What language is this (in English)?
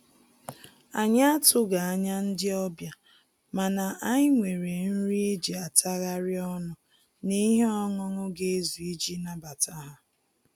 Igbo